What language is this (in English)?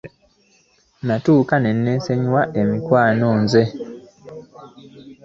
Ganda